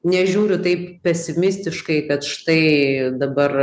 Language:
Lithuanian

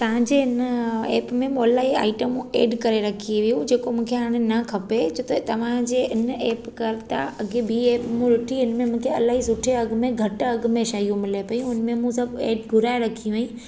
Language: Sindhi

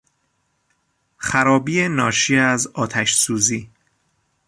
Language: Persian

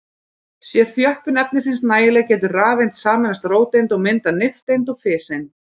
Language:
Icelandic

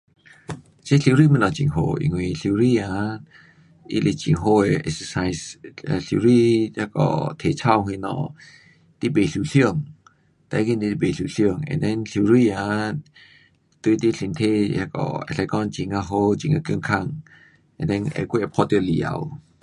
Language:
Pu-Xian Chinese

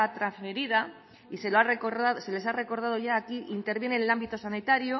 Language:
Spanish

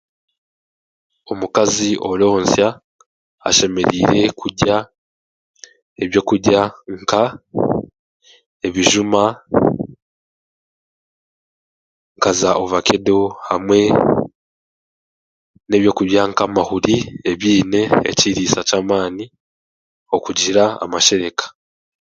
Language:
Chiga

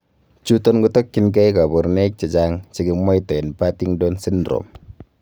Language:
Kalenjin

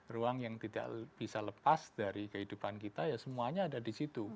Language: Indonesian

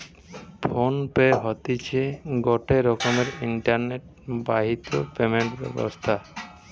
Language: Bangla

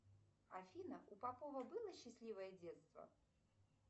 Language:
Russian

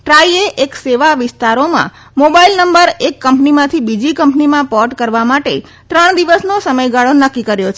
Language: Gujarati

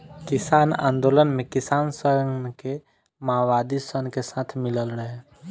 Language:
Bhojpuri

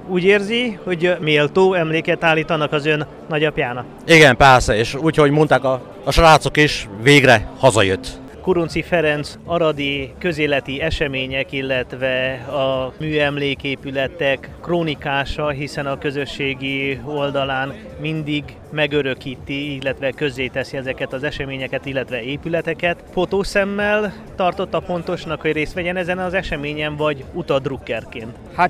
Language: Hungarian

